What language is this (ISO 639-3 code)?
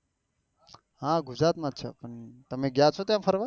guj